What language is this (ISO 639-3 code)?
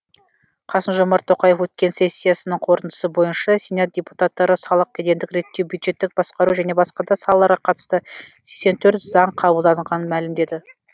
kaz